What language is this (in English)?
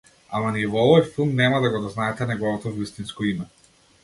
Macedonian